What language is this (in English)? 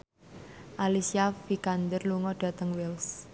Javanese